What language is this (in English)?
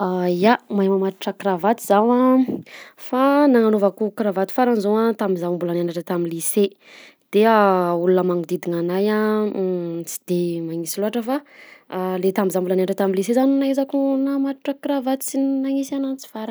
Southern Betsimisaraka Malagasy